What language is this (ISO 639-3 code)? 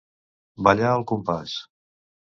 cat